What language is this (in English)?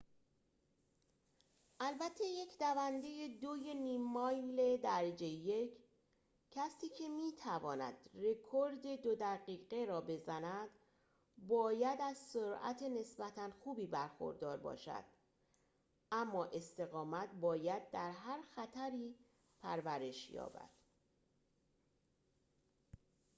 Persian